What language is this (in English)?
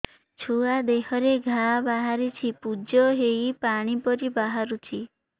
Odia